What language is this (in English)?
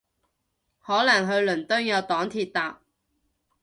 Cantonese